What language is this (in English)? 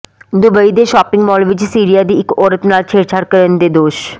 Punjabi